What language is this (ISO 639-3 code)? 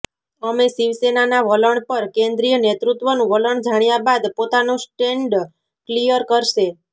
guj